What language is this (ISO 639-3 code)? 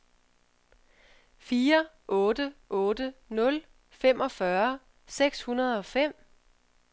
dan